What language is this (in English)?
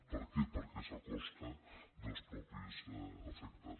Catalan